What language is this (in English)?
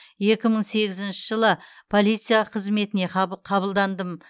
Kazakh